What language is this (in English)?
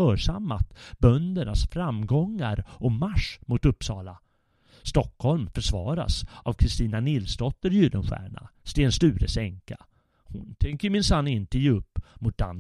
Swedish